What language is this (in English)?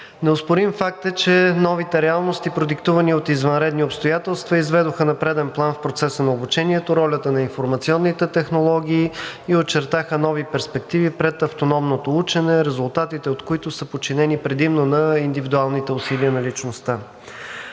Bulgarian